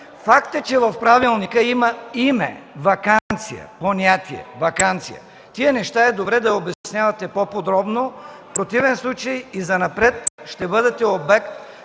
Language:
Bulgarian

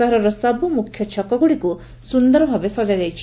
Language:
Odia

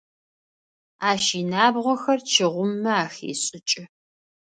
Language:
Adyghe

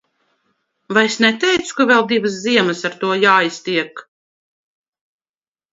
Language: Latvian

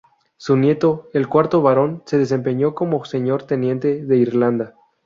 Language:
Spanish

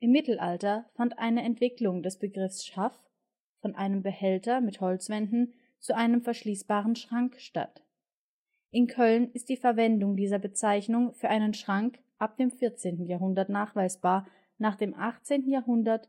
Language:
German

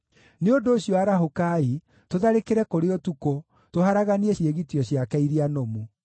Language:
Kikuyu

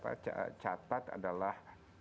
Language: Indonesian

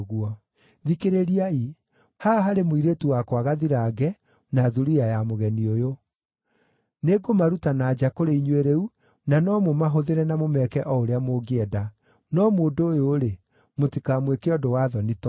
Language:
Kikuyu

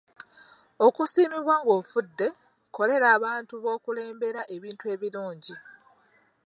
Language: Ganda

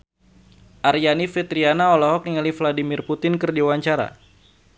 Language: Sundanese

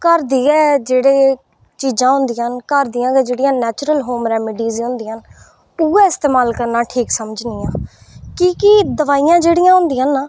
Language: Dogri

